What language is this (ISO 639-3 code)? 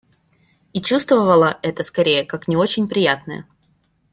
rus